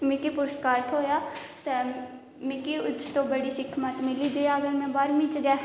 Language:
Dogri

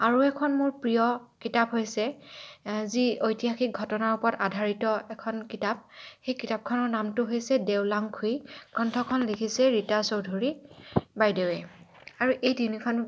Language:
Assamese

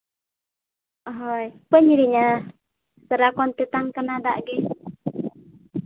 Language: Santali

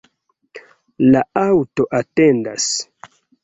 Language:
Esperanto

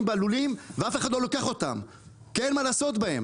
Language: Hebrew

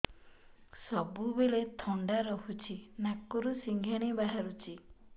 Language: Odia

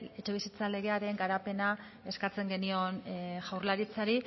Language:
Basque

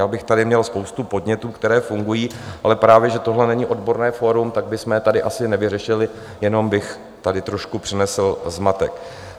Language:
Czech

